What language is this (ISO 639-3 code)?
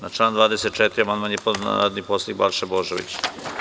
srp